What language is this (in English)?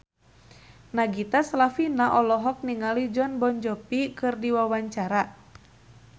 Sundanese